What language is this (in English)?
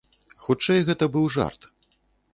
Belarusian